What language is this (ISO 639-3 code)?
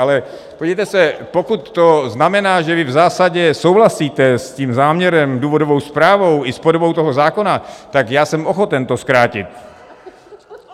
ces